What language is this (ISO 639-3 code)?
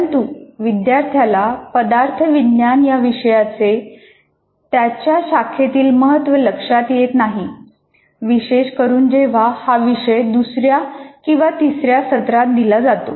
mar